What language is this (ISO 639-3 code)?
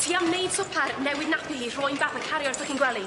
cym